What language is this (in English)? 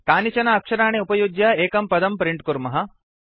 Sanskrit